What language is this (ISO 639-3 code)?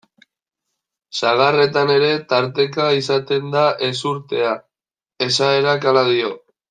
eus